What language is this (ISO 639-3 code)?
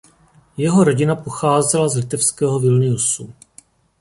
ces